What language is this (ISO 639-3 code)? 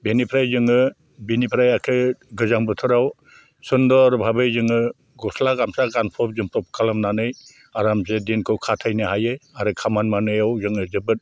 brx